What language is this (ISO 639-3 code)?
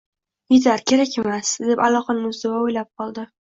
uzb